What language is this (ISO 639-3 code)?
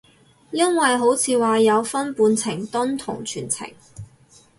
yue